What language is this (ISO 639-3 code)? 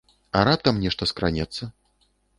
bel